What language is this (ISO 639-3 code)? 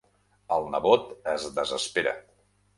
cat